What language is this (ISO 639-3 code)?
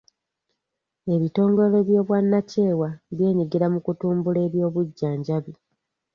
lug